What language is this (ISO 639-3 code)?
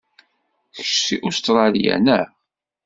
kab